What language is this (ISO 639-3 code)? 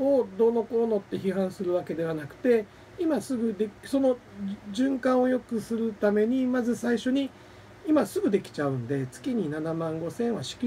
jpn